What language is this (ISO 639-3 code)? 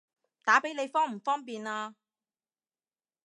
yue